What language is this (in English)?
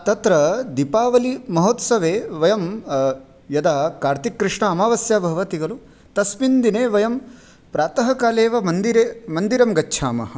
Sanskrit